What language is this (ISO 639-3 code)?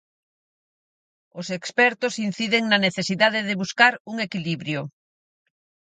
glg